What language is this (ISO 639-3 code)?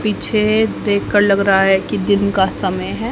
hin